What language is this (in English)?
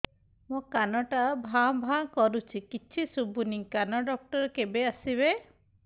Odia